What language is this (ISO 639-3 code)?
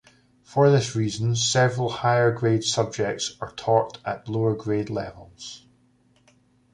eng